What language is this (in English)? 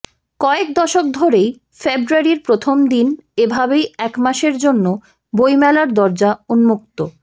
Bangla